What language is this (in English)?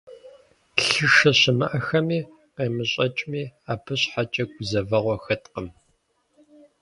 Kabardian